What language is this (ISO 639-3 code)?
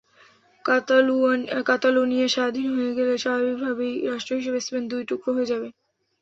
ben